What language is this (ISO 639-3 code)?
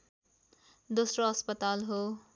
nep